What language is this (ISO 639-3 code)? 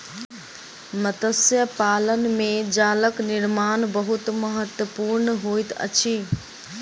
mai